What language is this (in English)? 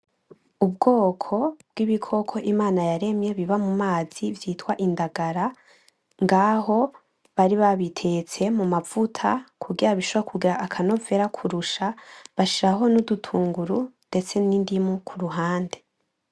Rundi